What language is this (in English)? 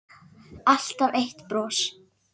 Icelandic